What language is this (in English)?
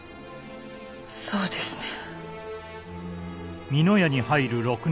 Japanese